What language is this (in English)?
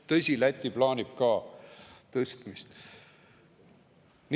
Estonian